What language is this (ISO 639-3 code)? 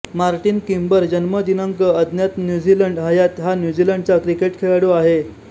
mar